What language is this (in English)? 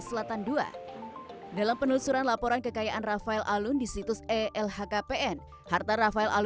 Indonesian